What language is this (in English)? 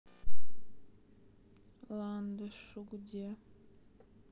Russian